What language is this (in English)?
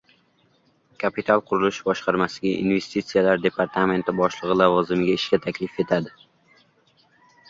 Uzbek